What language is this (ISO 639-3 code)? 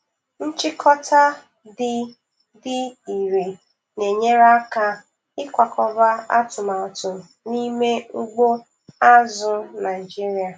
ibo